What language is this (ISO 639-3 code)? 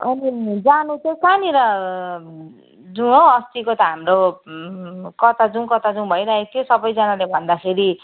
nep